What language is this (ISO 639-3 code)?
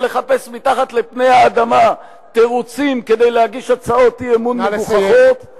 heb